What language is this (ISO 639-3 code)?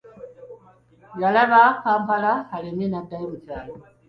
lug